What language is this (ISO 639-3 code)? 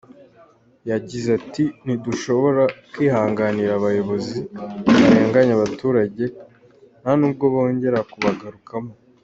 kin